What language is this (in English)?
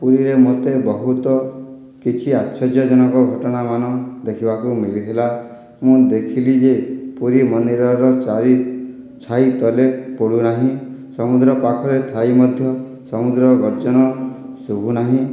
Odia